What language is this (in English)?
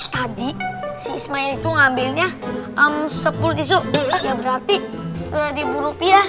Indonesian